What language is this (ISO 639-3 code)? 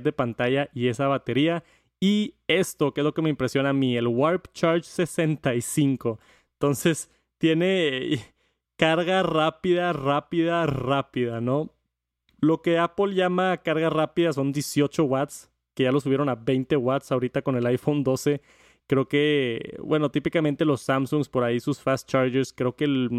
spa